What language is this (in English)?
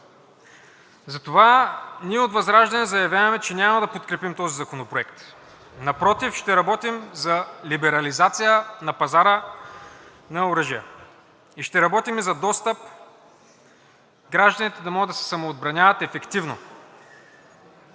Bulgarian